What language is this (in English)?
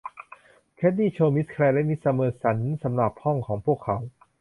Thai